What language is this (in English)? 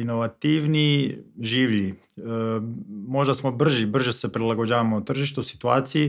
Croatian